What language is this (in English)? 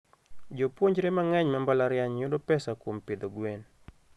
Luo (Kenya and Tanzania)